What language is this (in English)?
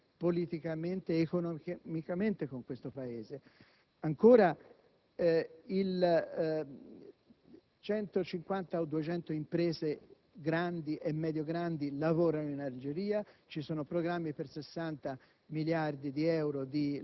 Italian